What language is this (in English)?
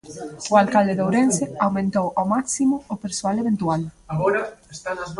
Galician